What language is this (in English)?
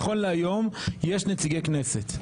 Hebrew